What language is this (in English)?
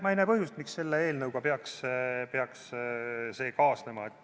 Estonian